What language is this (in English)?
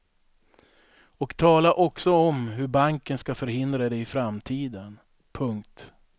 Swedish